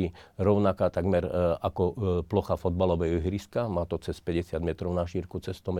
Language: Slovak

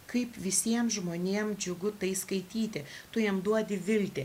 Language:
Lithuanian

